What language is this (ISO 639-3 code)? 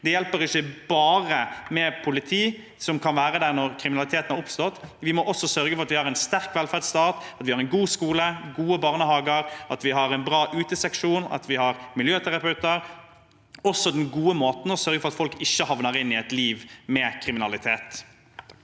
nor